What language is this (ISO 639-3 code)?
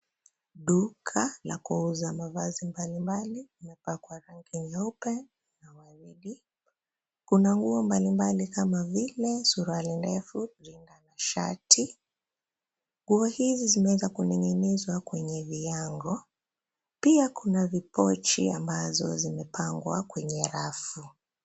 swa